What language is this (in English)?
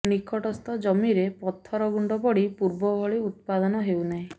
Odia